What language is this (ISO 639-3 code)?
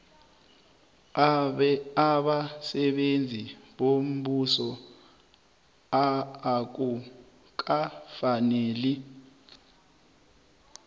nbl